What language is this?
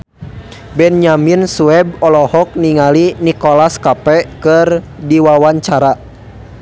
Sundanese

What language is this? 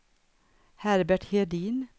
Swedish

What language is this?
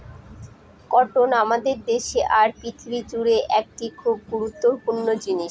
Bangla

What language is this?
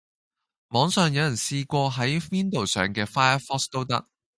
Cantonese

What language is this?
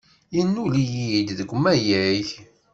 Kabyle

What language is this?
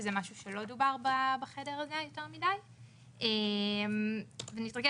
Hebrew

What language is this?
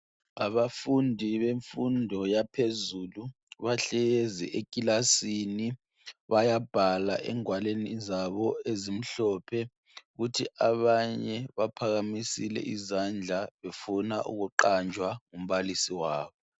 North Ndebele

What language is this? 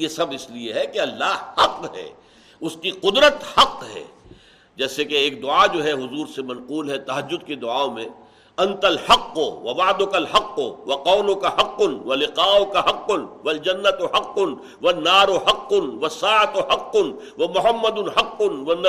Urdu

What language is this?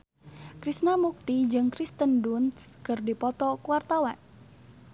Sundanese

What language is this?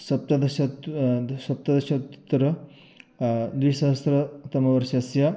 Sanskrit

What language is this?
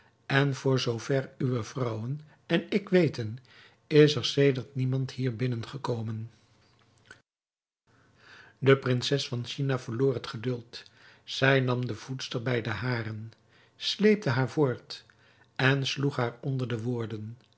Dutch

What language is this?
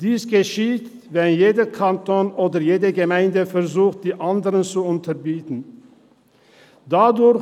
Swiss German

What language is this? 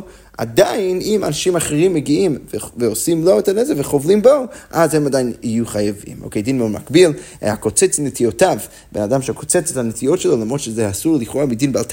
Hebrew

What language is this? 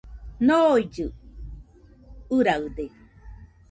Nüpode Huitoto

